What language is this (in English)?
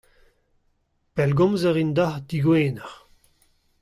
Breton